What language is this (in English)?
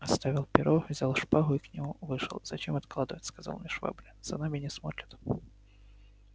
Russian